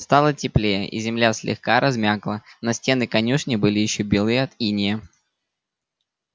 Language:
Russian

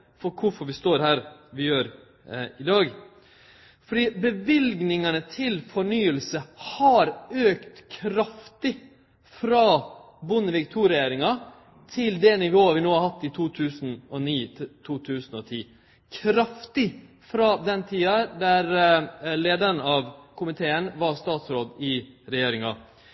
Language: Norwegian Nynorsk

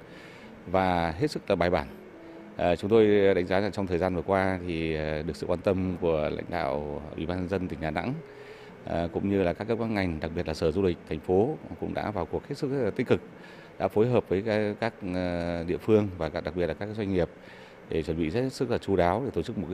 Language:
Vietnamese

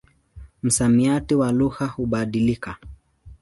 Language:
Swahili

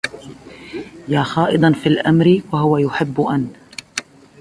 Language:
Arabic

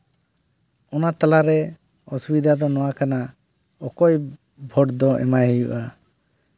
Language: Santali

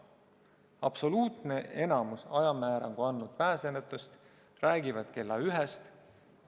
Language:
Estonian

